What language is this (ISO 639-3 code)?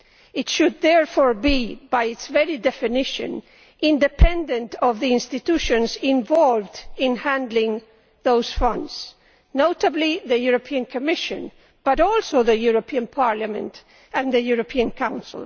eng